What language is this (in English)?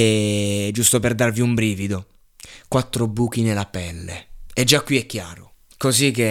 Italian